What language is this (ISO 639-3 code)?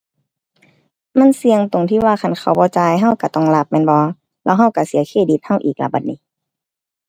tha